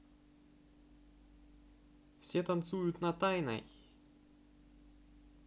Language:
Russian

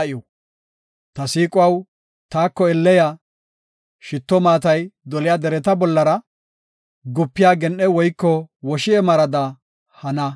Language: Gofa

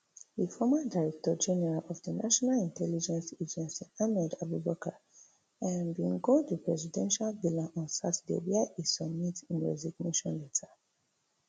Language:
Nigerian Pidgin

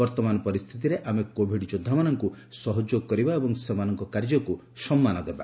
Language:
Odia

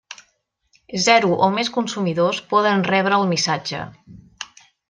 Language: Catalan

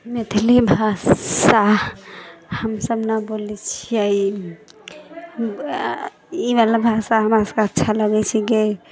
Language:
Maithili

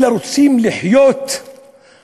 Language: Hebrew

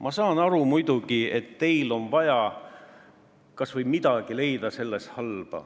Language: Estonian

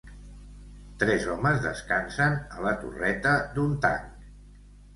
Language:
Catalan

